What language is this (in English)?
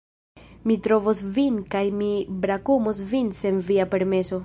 Esperanto